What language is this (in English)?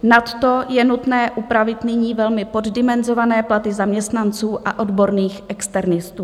Czech